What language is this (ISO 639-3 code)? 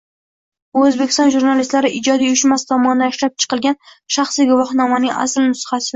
uzb